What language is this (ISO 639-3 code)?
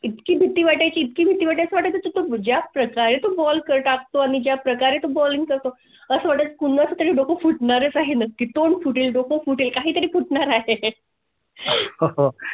mar